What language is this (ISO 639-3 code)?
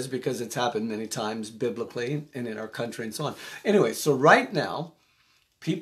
eng